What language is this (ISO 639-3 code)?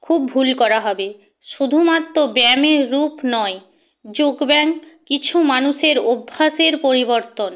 ben